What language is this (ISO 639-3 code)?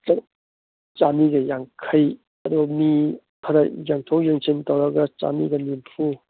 mni